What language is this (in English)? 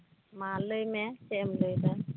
Santali